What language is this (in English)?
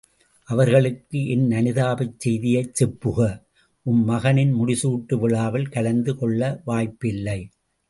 Tamil